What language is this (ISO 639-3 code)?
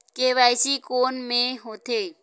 hne